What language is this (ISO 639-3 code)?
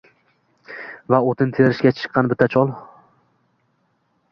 uzb